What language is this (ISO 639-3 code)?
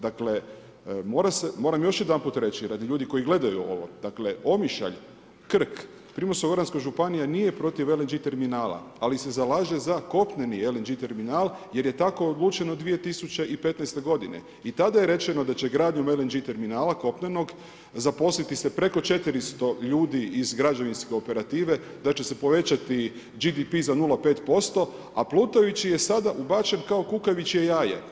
hrv